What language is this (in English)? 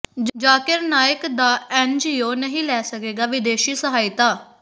Punjabi